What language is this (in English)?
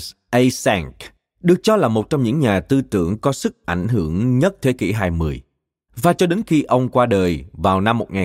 Vietnamese